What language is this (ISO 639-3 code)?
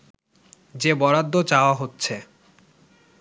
ben